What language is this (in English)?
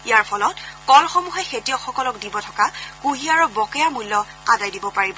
Assamese